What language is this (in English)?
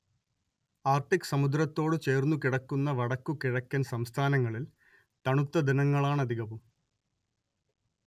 Malayalam